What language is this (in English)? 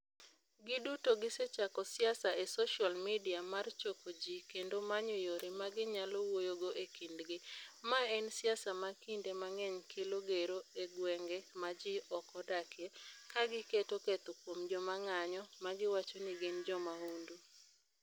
Luo (Kenya and Tanzania)